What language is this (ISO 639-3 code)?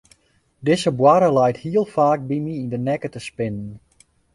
fry